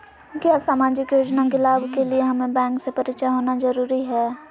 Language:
Magahi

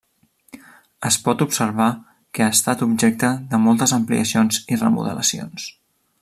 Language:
Catalan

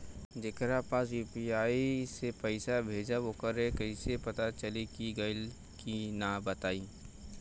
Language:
Bhojpuri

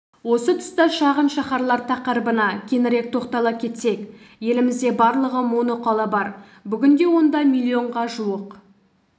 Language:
Kazakh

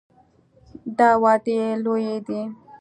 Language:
Pashto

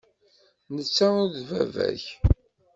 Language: Kabyle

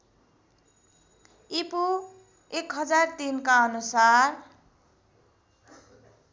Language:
Nepali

